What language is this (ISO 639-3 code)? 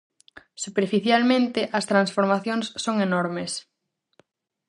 glg